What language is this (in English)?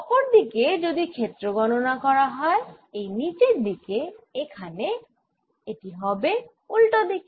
Bangla